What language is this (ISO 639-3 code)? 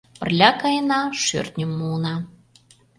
chm